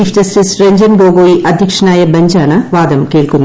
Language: Malayalam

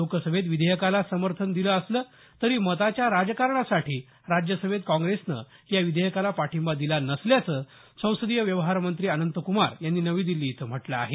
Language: Marathi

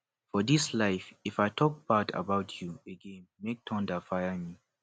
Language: Nigerian Pidgin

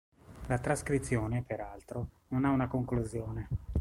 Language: Italian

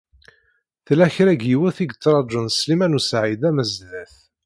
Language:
Kabyle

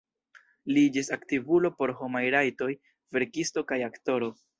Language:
Esperanto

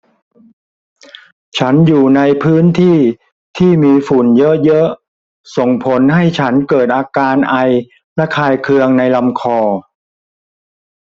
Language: Thai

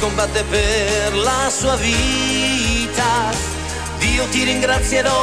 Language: Hungarian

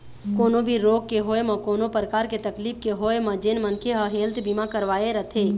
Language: Chhattisgarhi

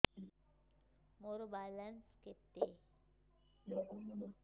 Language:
Odia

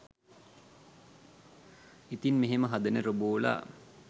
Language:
Sinhala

